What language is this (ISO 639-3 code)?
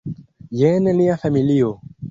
epo